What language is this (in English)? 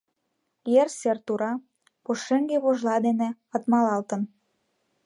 Mari